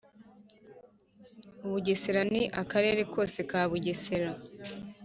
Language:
Kinyarwanda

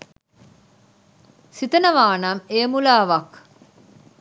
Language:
Sinhala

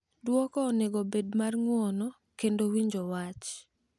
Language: Luo (Kenya and Tanzania)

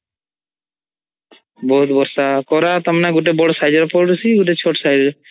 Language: Odia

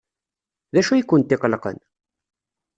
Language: Kabyle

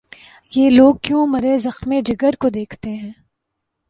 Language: Urdu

